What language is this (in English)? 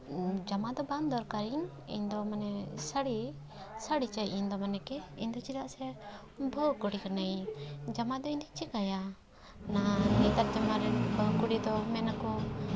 Santali